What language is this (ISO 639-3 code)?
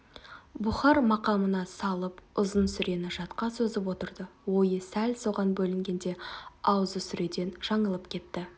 kaz